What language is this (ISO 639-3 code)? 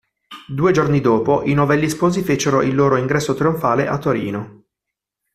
ita